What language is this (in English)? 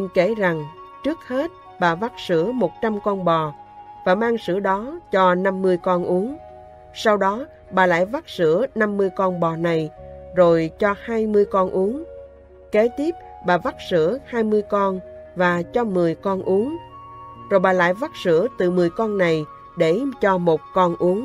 Vietnamese